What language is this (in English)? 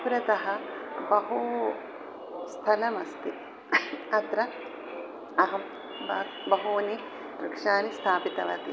Sanskrit